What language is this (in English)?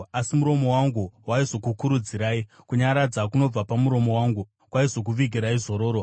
Shona